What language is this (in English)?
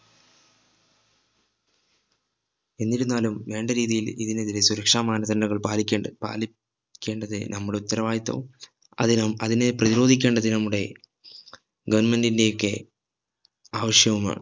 Malayalam